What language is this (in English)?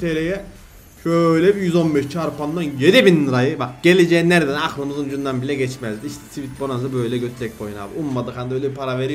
Turkish